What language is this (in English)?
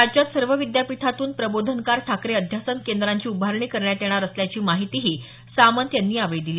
Marathi